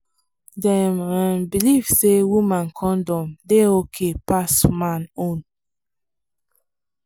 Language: Nigerian Pidgin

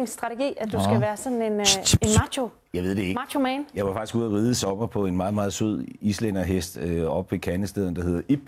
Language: Danish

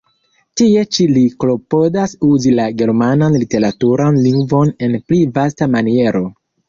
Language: Esperanto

